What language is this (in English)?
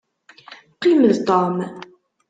Kabyle